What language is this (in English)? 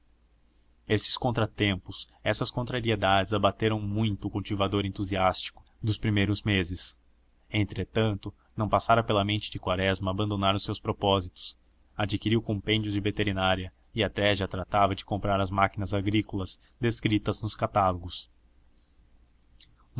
Portuguese